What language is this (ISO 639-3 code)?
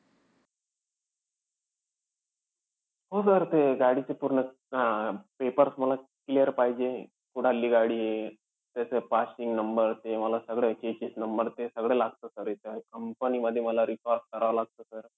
mar